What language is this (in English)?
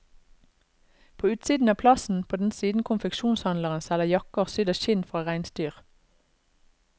Norwegian